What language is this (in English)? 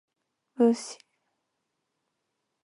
Japanese